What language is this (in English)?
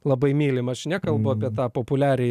Lithuanian